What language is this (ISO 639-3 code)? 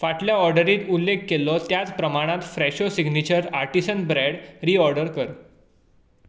kok